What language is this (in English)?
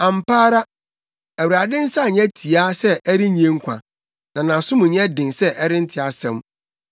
Akan